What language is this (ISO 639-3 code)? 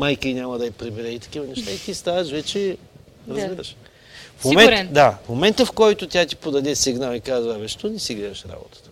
bul